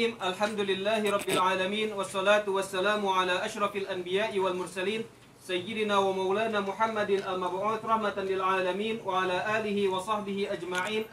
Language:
Arabic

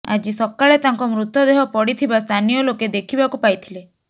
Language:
Odia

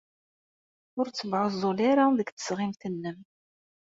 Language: Kabyle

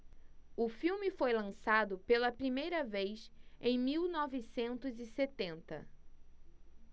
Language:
Portuguese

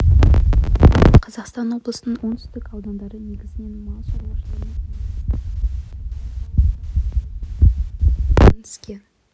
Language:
Kazakh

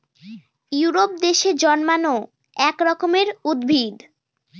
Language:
Bangla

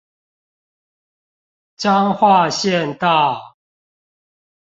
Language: Chinese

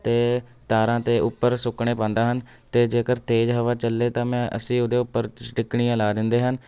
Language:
Punjabi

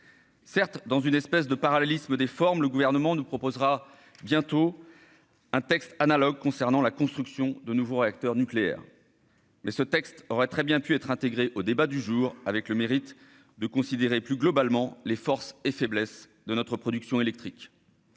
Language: French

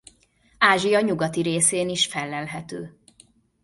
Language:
Hungarian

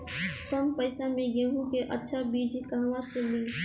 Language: Bhojpuri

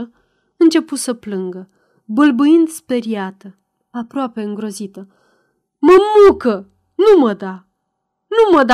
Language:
Romanian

